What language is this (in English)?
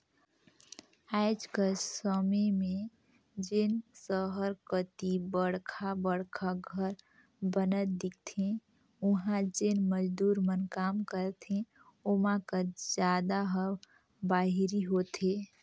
Chhattisgarhi